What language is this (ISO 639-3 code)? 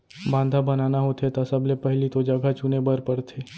hne